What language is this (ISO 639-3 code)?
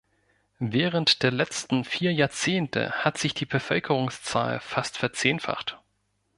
deu